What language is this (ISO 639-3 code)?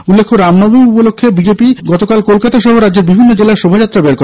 ben